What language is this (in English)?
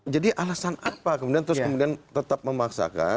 Indonesian